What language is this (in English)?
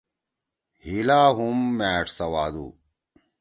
Torwali